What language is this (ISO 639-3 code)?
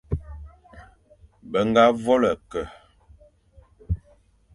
fan